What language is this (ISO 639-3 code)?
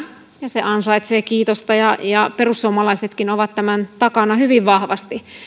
fin